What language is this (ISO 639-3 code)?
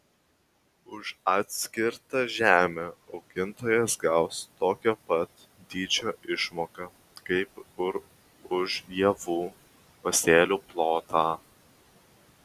lit